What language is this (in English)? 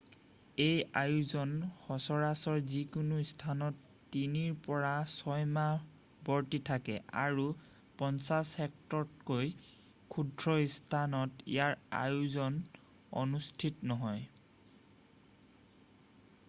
Assamese